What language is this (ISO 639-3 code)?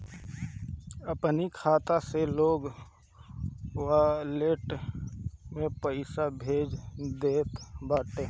bho